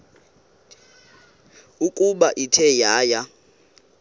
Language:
Xhosa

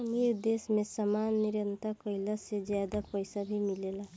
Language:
Bhojpuri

